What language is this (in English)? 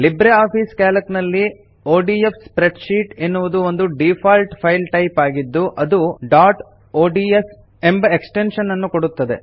Kannada